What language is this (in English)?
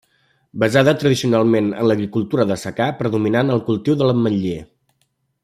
Catalan